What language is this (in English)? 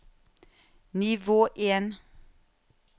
Norwegian